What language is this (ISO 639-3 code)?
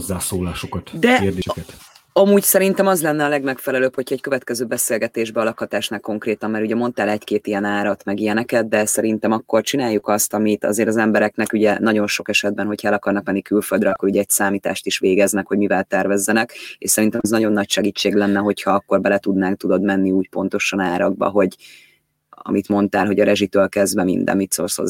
hun